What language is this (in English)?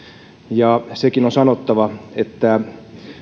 Finnish